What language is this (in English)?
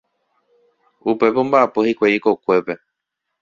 Guarani